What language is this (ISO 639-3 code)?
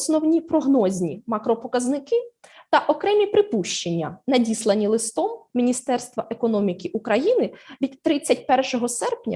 ukr